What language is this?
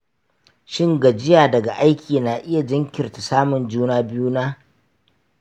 Hausa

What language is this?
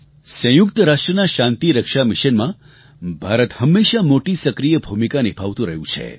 Gujarati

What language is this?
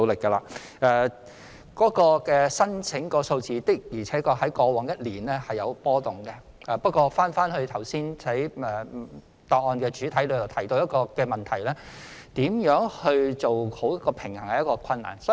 Cantonese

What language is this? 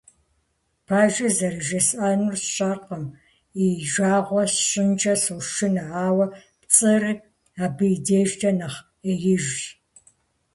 Kabardian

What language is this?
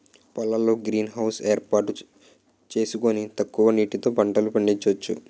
Telugu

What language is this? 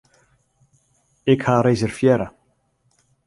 Western Frisian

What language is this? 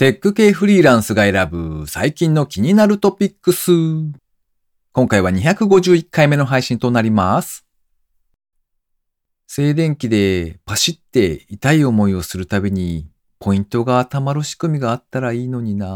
Japanese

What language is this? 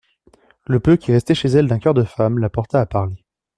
French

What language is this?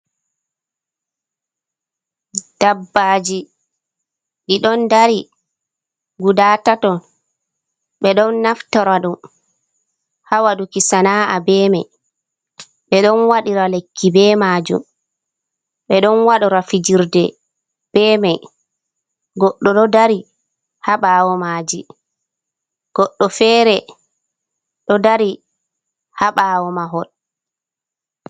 Fula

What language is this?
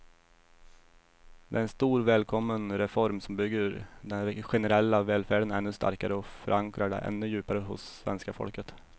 Swedish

